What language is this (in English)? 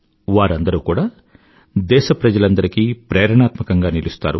Telugu